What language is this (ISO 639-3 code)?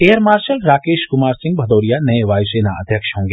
hin